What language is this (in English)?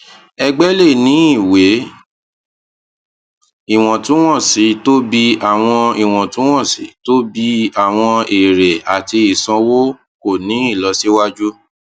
Yoruba